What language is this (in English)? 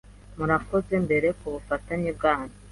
Kinyarwanda